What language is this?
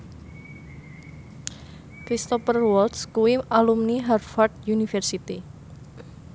Javanese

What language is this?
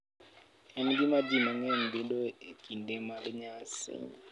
Luo (Kenya and Tanzania)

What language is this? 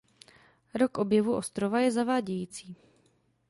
Czech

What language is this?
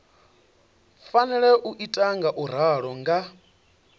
Venda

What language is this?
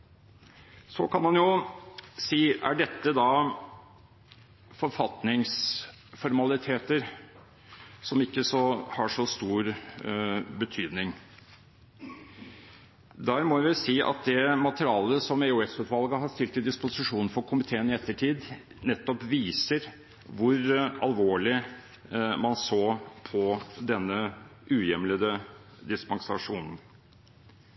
Norwegian Bokmål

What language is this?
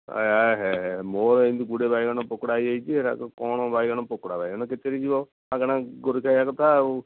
Odia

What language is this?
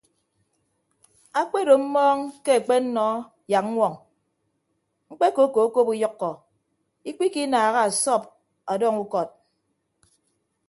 Ibibio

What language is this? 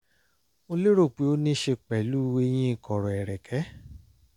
Yoruba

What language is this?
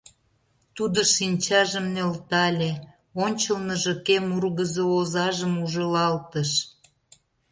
Mari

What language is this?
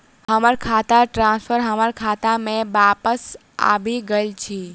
Maithili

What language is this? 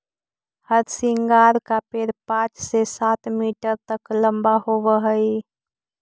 Magahi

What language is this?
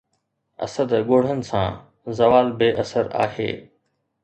Sindhi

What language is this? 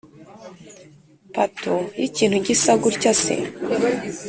Kinyarwanda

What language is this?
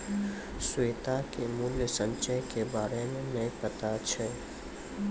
Maithili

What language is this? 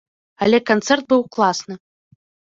Belarusian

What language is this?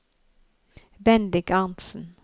Norwegian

